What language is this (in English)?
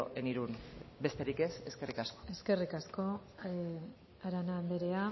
Basque